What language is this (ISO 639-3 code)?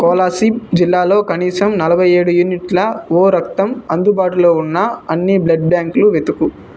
tel